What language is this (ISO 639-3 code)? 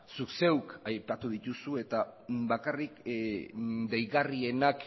eus